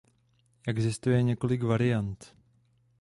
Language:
Czech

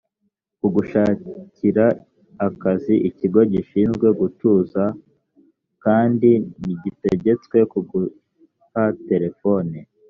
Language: Kinyarwanda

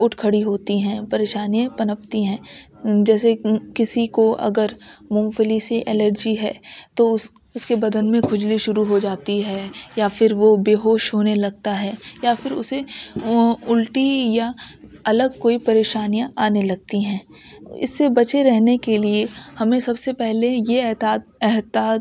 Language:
Urdu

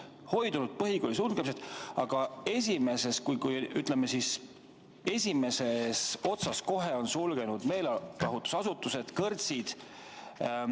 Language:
Estonian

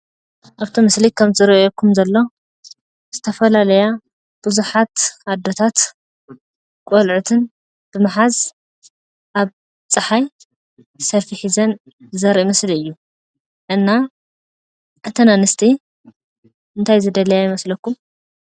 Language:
Tigrinya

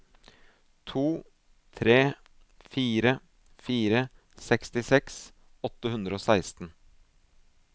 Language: Norwegian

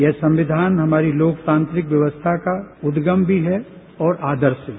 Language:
Hindi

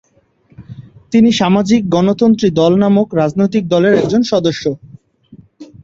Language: Bangla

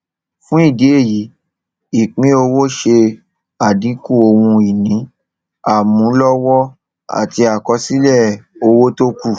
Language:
Yoruba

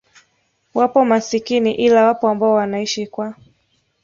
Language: Swahili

